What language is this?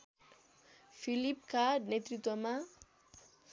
Nepali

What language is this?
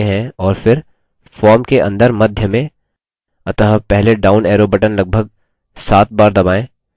Hindi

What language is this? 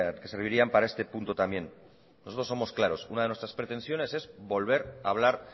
Spanish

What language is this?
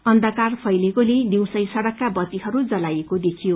Nepali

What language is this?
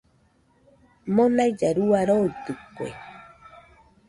Nüpode Huitoto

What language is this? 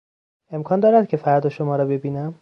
Persian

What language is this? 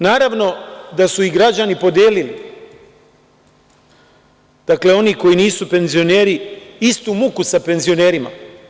Serbian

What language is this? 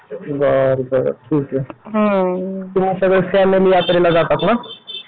Marathi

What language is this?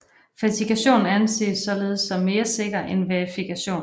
Danish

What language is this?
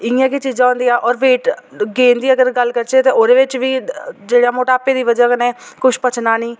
Dogri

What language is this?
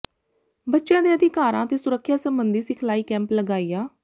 Punjabi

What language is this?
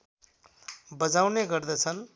Nepali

